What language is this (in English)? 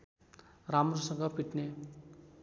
Nepali